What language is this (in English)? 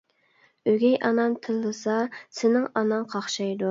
Uyghur